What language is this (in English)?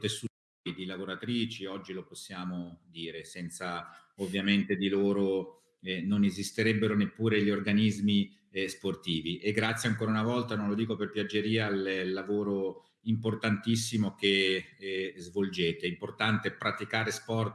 Italian